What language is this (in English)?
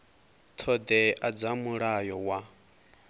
Venda